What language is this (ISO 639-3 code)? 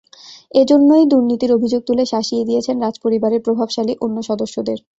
ben